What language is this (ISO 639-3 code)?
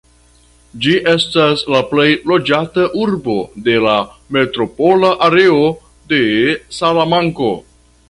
epo